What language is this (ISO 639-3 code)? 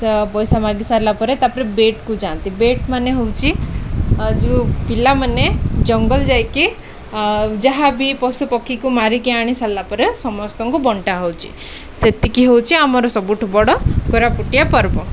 ori